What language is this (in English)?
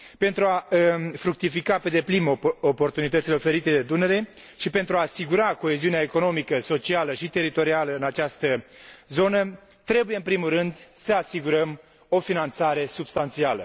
Romanian